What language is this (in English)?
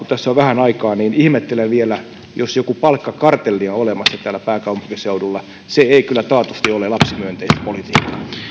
Finnish